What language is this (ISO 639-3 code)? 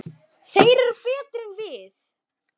isl